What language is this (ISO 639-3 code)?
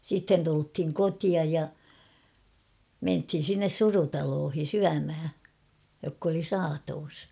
fin